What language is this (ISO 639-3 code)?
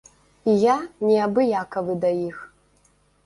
bel